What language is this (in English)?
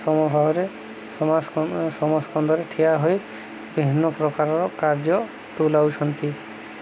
Odia